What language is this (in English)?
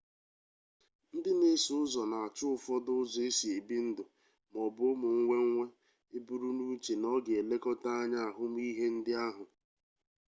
Igbo